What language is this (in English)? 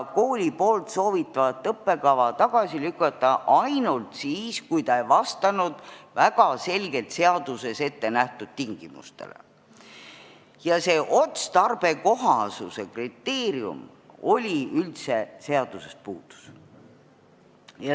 Estonian